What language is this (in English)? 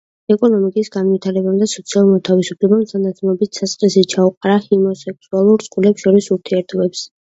Georgian